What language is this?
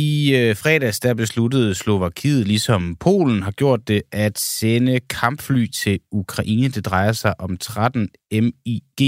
Danish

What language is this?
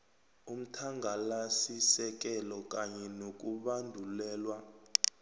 South Ndebele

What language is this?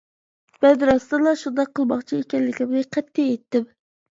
Uyghur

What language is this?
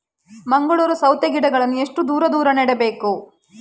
Kannada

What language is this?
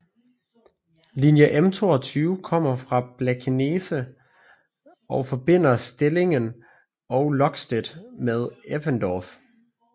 Danish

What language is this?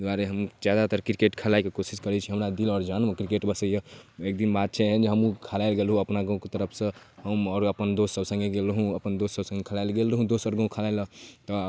Maithili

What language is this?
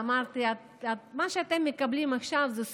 Hebrew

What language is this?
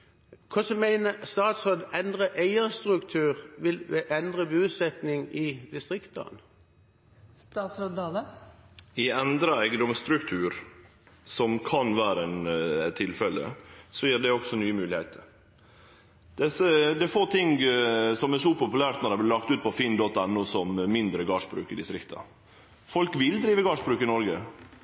Norwegian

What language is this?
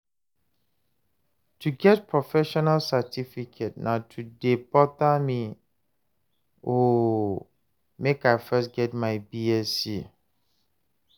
Nigerian Pidgin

